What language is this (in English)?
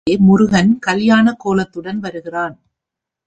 Tamil